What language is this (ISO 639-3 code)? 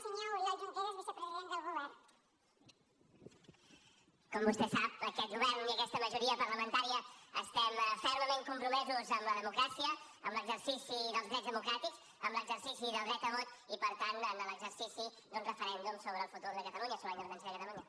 cat